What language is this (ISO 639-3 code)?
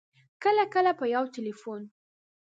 pus